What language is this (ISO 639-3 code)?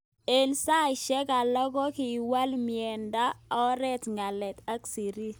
kln